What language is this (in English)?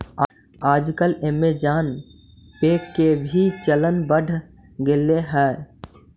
Magahi